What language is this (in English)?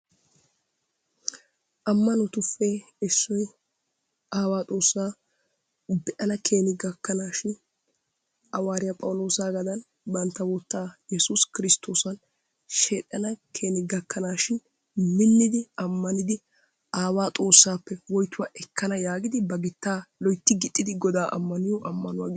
Wolaytta